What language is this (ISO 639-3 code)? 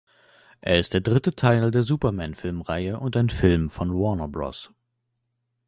deu